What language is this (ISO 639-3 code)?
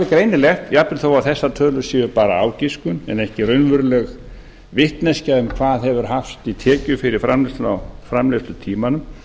isl